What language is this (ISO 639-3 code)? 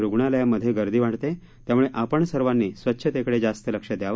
mar